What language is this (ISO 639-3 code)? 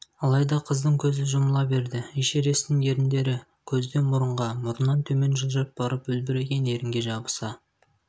kaz